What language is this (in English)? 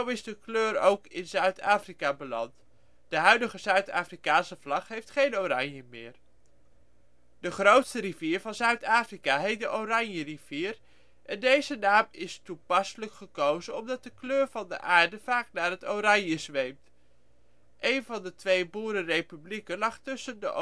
Dutch